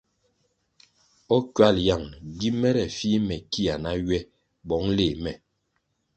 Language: Kwasio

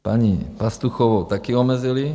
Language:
Czech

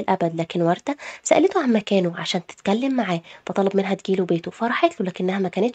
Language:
Arabic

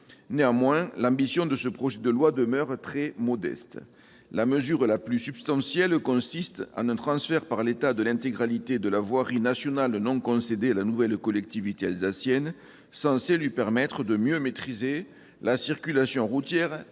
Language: French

